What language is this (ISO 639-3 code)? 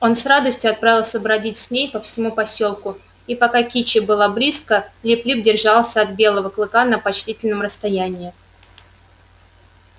rus